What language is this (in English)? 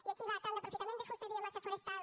Catalan